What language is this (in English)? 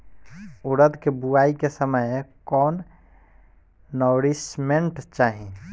Bhojpuri